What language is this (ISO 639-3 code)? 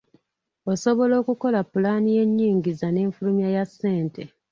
lug